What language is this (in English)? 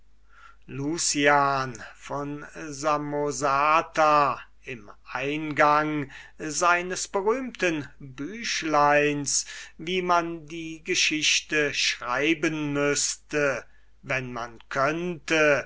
German